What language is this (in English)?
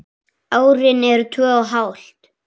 Icelandic